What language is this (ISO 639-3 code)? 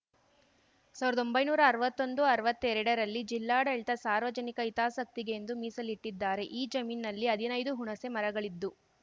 kan